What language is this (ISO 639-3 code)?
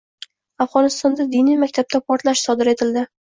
uzb